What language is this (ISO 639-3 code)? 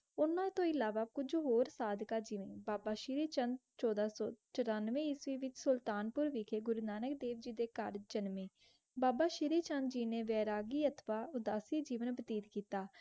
pan